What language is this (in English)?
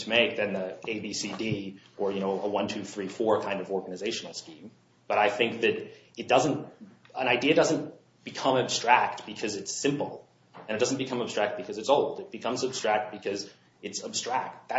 English